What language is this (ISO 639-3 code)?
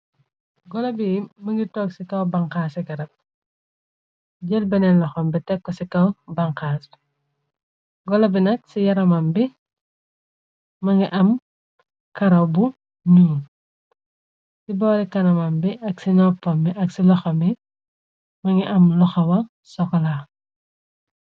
wol